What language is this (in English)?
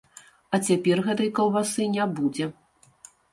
Belarusian